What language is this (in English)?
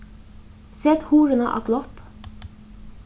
Faroese